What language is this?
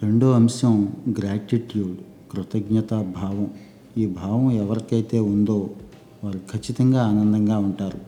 Telugu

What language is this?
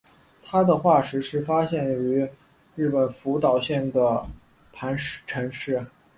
Chinese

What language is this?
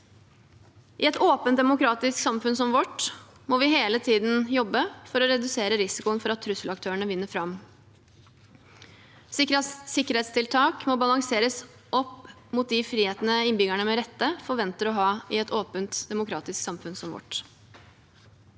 Norwegian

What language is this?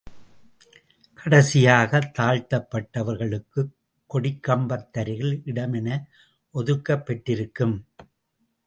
Tamil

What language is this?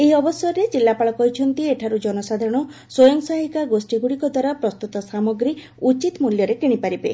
Odia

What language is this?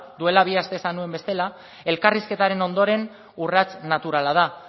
Basque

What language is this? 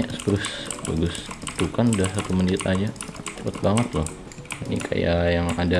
Indonesian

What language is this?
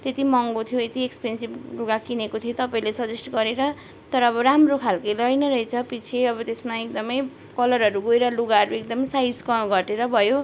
Nepali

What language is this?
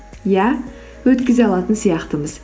Kazakh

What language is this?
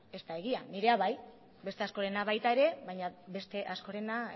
Basque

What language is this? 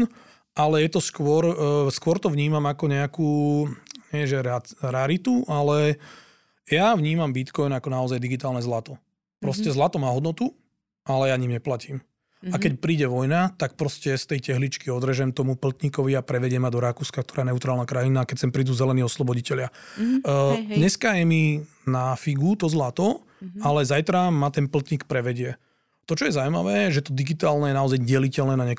Slovak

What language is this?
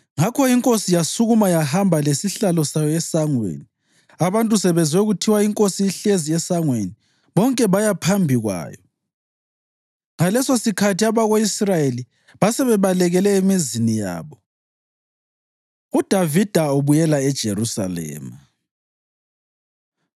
North Ndebele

